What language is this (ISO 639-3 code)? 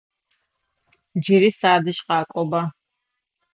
ady